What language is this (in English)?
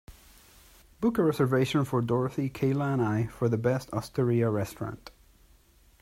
English